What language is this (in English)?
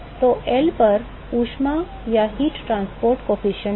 Hindi